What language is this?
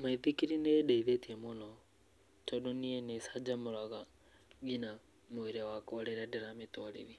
Kikuyu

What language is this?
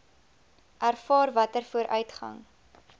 Afrikaans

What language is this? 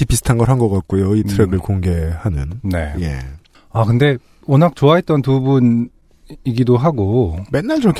Korean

